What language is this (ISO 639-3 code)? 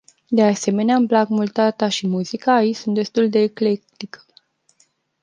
ron